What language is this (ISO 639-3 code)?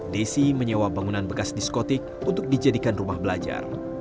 ind